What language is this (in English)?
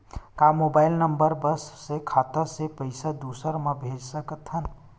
Chhattisgarhi